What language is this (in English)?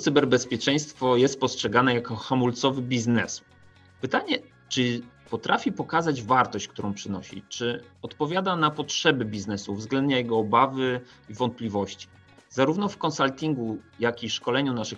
Polish